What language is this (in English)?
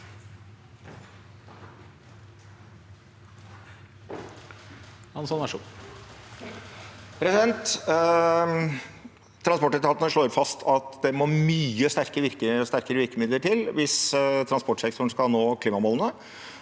Norwegian